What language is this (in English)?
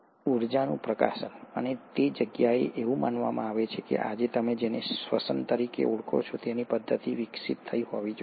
Gujarati